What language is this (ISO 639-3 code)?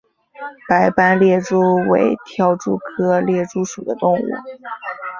zho